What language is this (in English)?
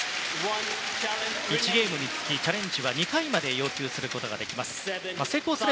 Japanese